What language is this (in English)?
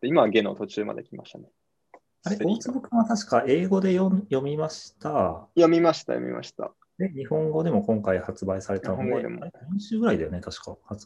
Japanese